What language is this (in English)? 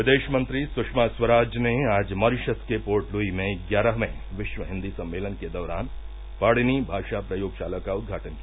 Hindi